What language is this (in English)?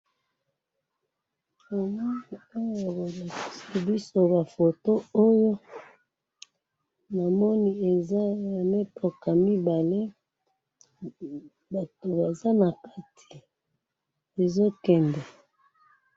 Lingala